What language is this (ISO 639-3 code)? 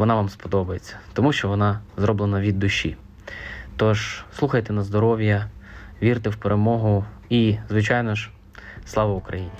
ukr